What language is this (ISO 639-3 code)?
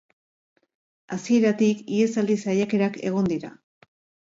eus